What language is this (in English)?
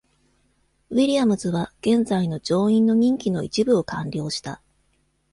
Japanese